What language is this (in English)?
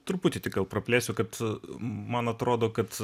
Lithuanian